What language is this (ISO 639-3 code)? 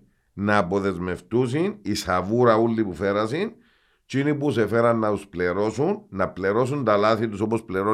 ell